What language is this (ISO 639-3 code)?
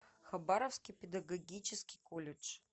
rus